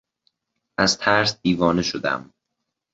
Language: Persian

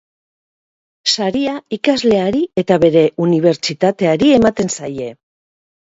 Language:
Basque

